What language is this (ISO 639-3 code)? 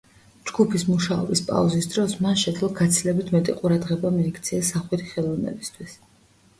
kat